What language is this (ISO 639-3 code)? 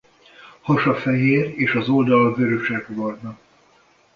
hun